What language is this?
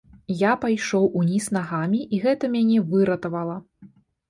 Belarusian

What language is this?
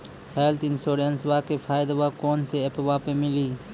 Maithili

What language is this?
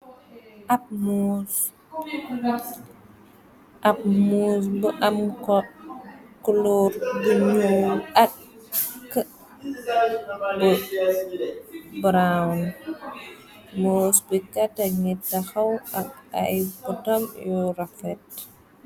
Wolof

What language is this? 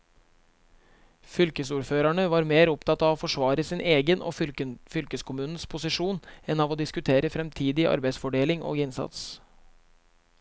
Norwegian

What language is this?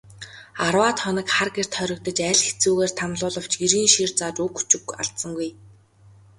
Mongolian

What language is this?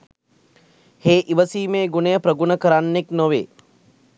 Sinhala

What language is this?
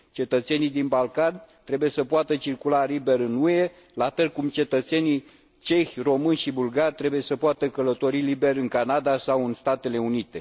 Romanian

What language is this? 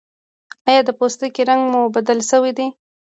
Pashto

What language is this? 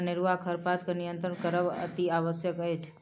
Maithili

